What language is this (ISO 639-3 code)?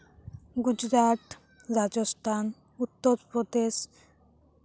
sat